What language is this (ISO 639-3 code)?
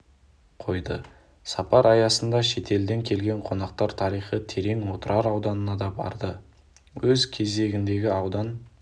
kaz